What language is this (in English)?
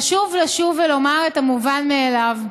Hebrew